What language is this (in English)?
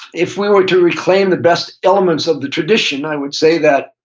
English